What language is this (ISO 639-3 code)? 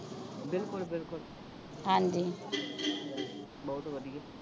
pan